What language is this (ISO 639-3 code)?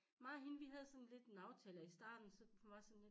dan